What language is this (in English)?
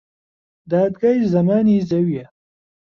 Central Kurdish